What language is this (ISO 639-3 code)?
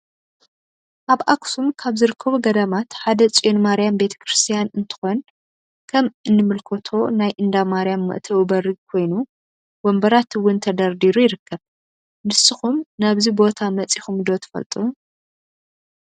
tir